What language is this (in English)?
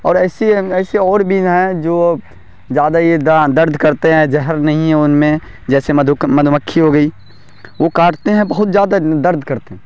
Urdu